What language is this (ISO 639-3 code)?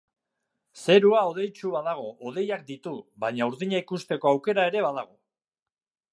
eus